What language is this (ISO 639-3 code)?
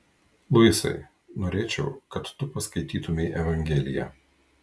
lit